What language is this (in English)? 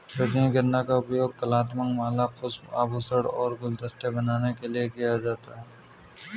Hindi